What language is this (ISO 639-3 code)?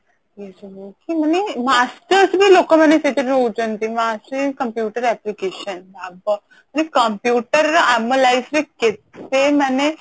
ori